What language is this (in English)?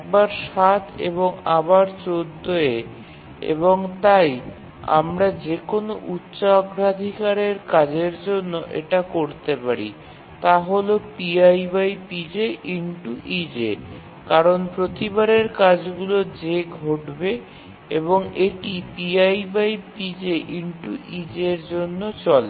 Bangla